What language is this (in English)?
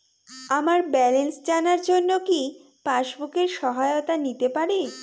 Bangla